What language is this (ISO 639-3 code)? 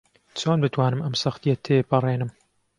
ckb